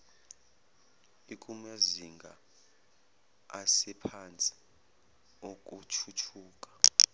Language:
Zulu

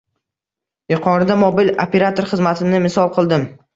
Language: Uzbek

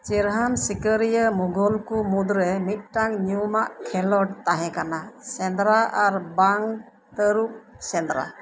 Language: Santali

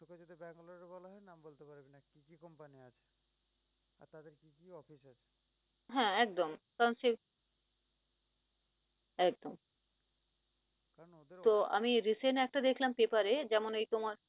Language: Bangla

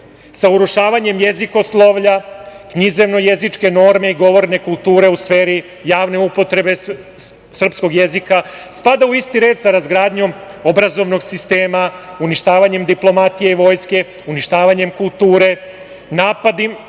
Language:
Serbian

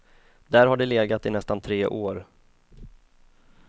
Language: Swedish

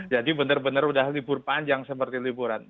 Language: Indonesian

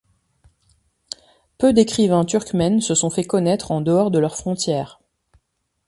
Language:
French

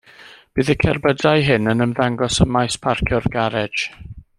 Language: Welsh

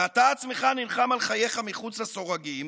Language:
Hebrew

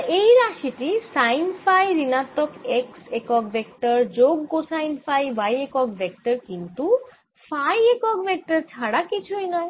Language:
Bangla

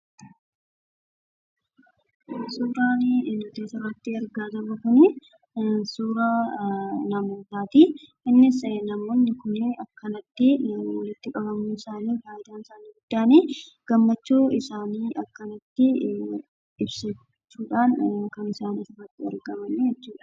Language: Oromo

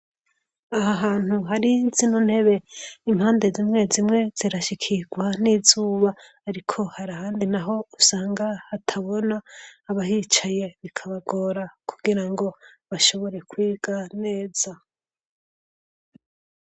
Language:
Rundi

